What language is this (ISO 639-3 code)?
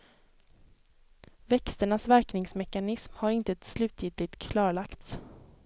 swe